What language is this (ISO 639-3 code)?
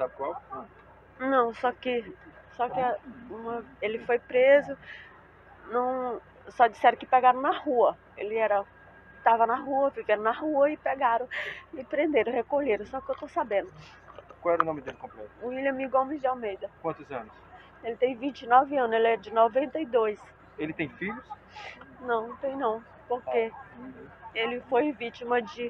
por